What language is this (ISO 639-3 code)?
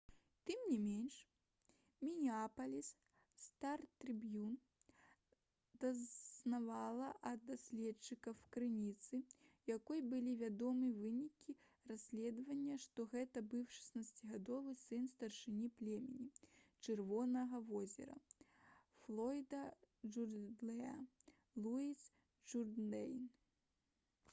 bel